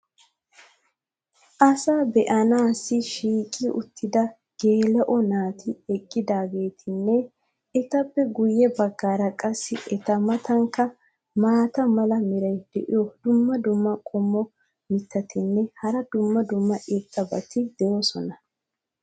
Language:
Wolaytta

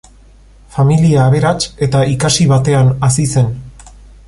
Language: Basque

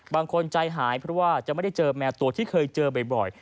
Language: Thai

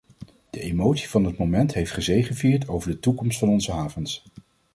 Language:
Dutch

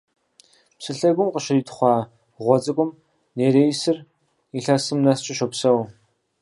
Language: Kabardian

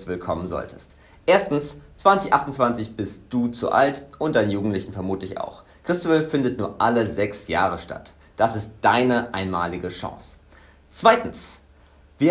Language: German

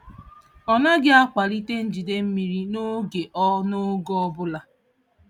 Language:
Igbo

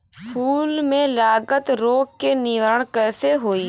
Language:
Bhojpuri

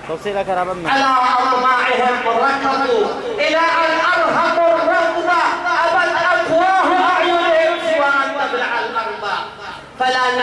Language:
Arabic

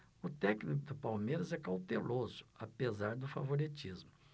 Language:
Portuguese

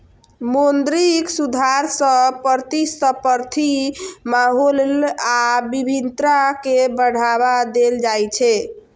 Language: Maithili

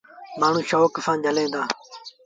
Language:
Sindhi Bhil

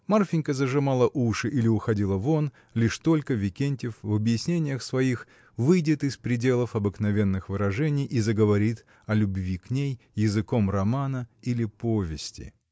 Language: Russian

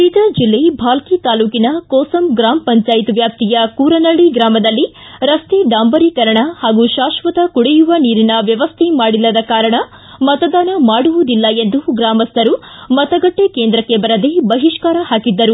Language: Kannada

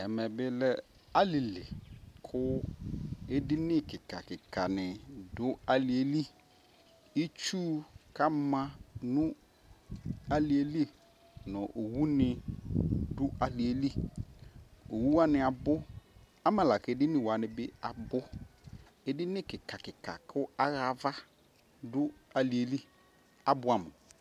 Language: Ikposo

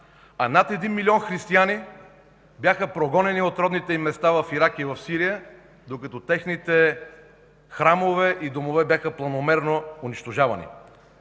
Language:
Bulgarian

